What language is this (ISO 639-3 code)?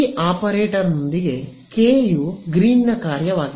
kan